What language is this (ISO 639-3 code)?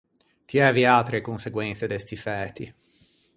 lij